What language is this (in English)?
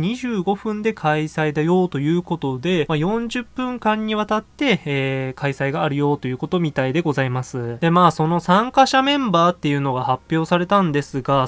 Japanese